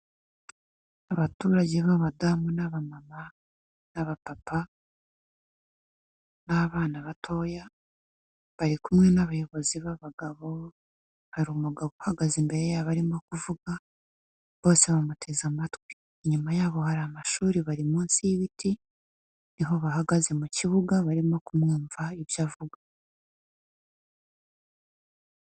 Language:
Kinyarwanda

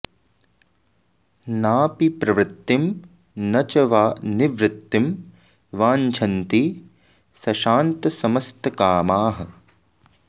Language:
Sanskrit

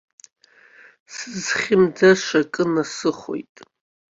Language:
Abkhazian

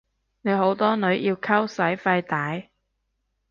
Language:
Cantonese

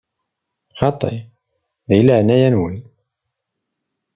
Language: Kabyle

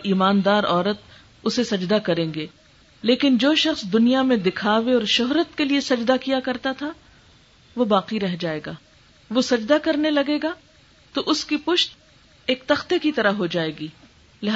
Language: Urdu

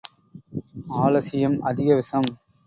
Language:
Tamil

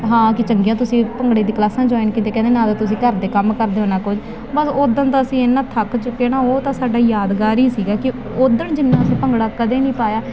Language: Punjabi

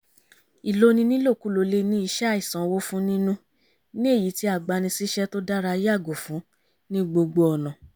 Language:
Yoruba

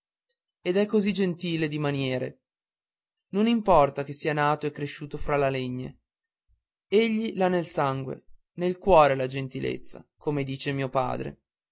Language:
Italian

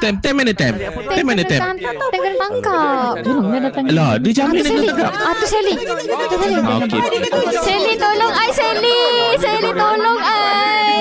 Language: Malay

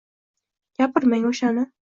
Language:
Uzbek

